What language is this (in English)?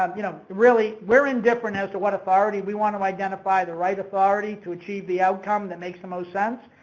English